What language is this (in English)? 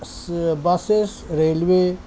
Urdu